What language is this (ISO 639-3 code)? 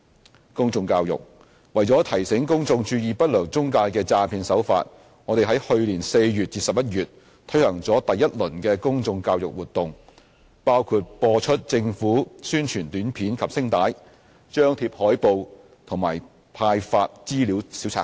yue